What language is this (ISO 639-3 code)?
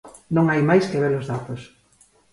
glg